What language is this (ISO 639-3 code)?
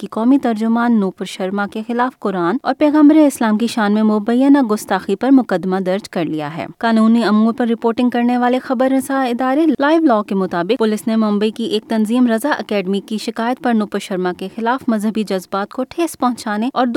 urd